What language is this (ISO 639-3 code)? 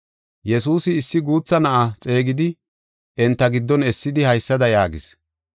gof